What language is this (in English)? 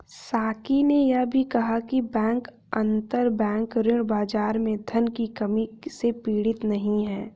Hindi